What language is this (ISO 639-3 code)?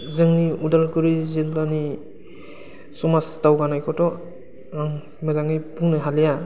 brx